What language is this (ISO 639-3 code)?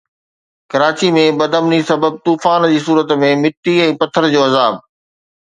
snd